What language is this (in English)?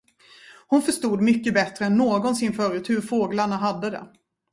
Swedish